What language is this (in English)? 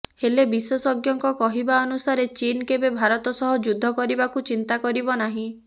Odia